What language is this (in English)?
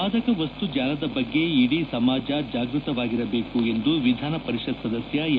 Kannada